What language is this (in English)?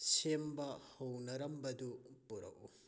Manipuri